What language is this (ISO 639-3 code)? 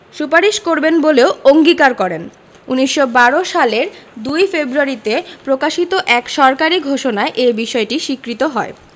ben